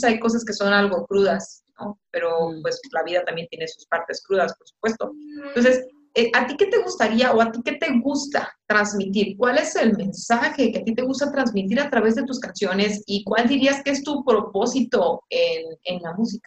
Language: Spanish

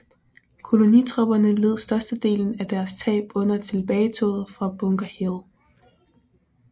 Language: Danish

